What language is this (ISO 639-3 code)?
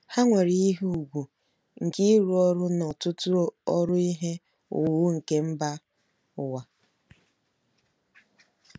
ibo